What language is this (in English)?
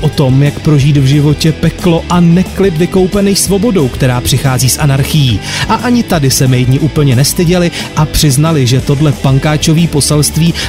Czech